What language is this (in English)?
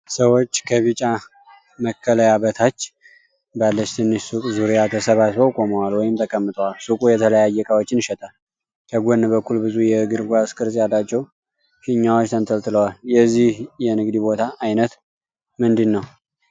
Amharic